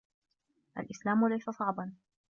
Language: Arabic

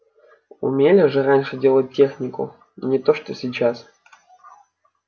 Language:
Russian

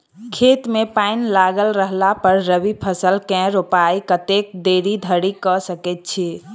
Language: Maithili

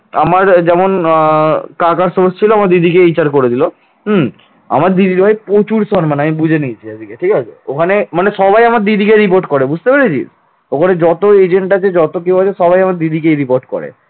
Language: Bangla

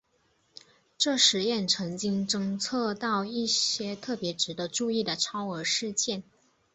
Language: Chinese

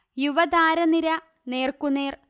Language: Malayalam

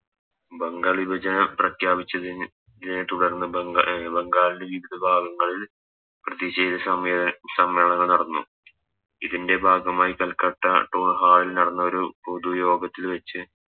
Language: Malayalam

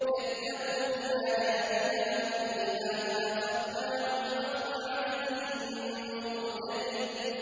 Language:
Arabic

